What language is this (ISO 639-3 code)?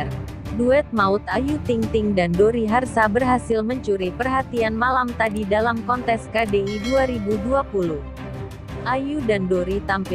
ind